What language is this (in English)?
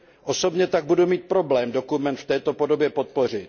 Czech